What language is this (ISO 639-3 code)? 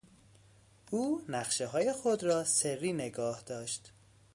fas